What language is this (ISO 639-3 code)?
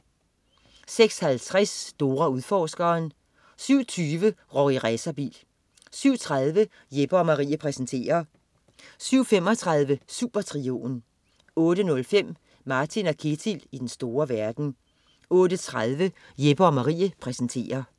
dan